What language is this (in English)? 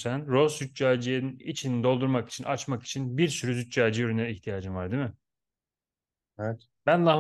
Turkish